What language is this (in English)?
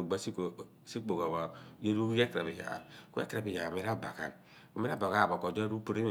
Abua